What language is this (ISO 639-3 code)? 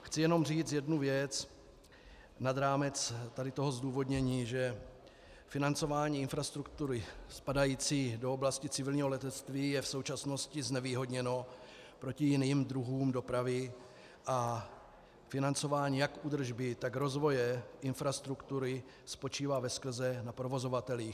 ces